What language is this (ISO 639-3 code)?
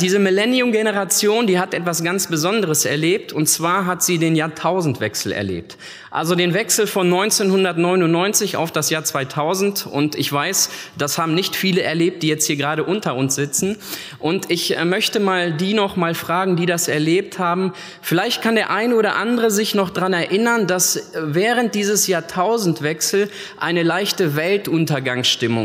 deu